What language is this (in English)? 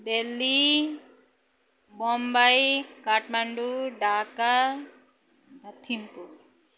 Nepali